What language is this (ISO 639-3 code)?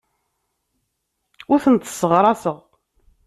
kab